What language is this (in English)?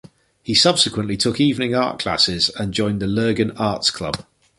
English